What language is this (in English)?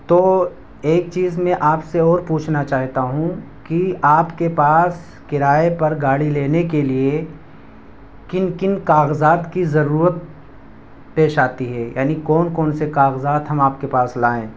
Urdu